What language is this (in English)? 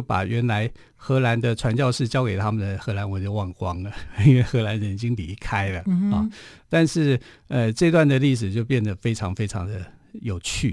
Chinese